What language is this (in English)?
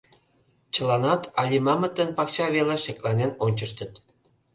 Mari